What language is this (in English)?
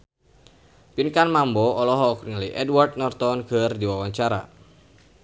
Sundanese